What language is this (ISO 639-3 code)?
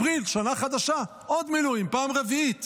heb